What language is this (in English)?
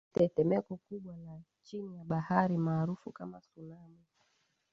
Swahili